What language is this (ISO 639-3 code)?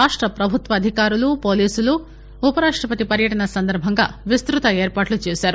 tel